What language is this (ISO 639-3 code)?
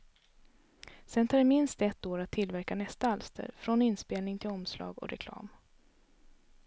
swe